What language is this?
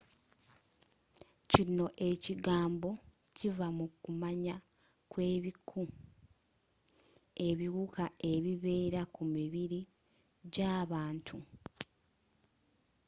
Ganda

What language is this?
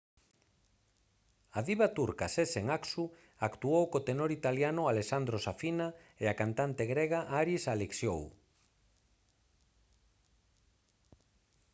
Galician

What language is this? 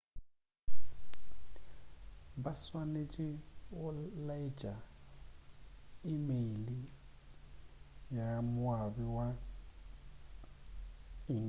Northern Sotho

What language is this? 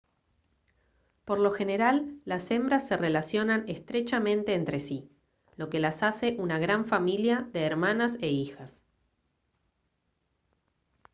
Spanish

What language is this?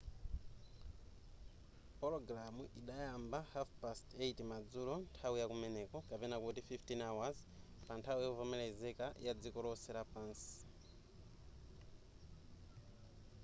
Nyanja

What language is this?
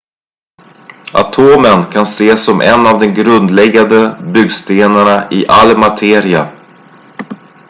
Swedish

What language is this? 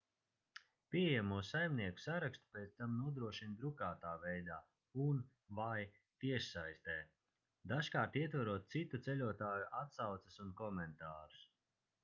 Latvian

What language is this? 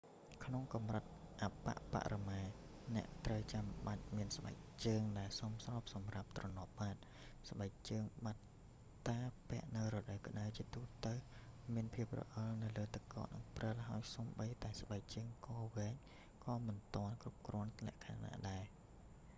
Khmer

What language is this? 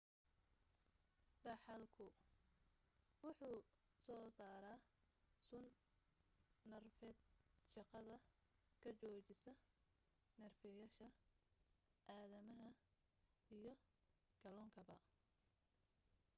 Somali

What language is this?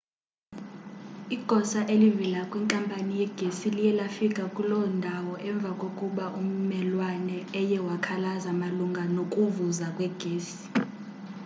Xhosa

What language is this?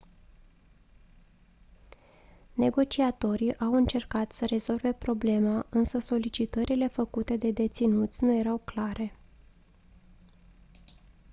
Romanian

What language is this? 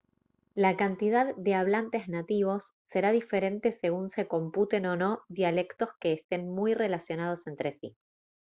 Spanish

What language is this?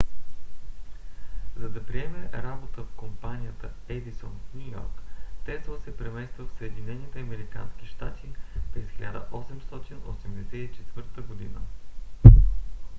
Bulgarian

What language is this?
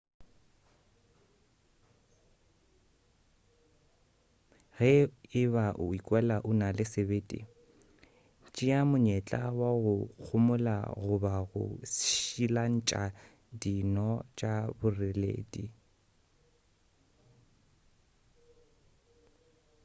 Northern Sotho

